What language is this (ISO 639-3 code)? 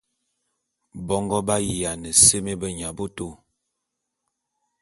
bum